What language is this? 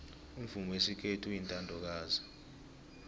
South Ndebele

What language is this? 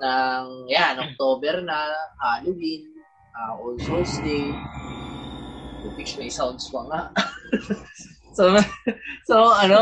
Filipino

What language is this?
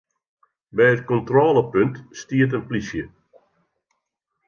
Western Frisian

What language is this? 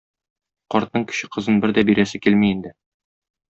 Tatar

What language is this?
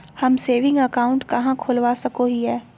Magahi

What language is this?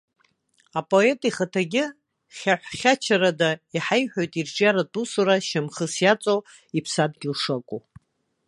Abkhazian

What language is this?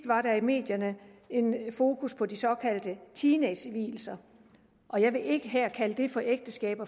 Danish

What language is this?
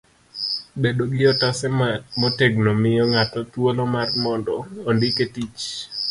Luo (Kenya and Tanzania)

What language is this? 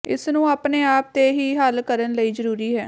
Punjabi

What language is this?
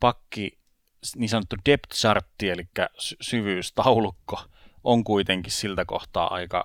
Finnish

